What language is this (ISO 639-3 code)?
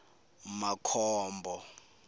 tso